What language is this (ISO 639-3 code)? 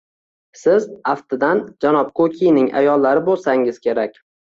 uzb